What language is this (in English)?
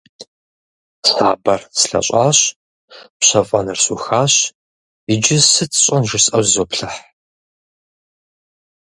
Kabardian